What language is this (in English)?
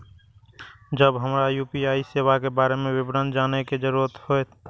Maithili